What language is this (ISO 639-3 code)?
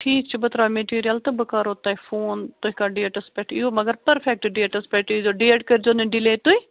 kas